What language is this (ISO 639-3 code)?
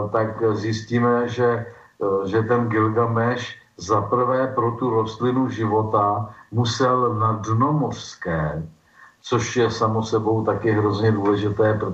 ces